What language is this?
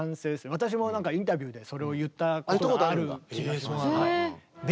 Japanese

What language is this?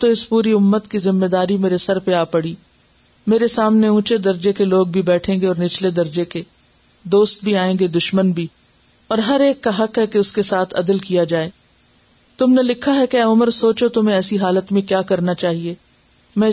Urdu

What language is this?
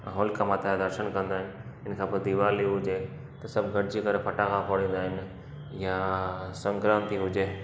Sindhi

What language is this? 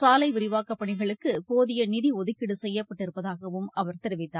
Tamil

